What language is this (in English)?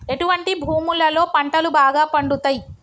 Telugu